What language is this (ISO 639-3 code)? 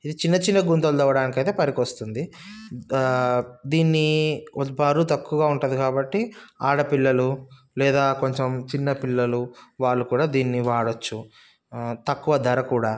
tel